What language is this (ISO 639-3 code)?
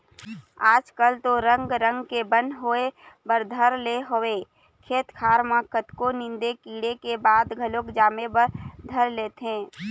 hne